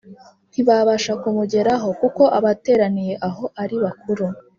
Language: Kinyarwanda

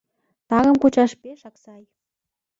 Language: Mari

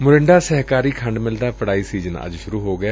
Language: Punjabi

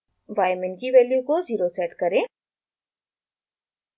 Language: Hindi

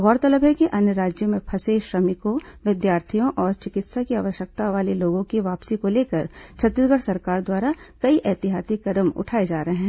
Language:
Hindi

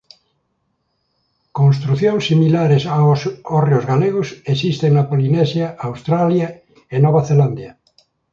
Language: Galician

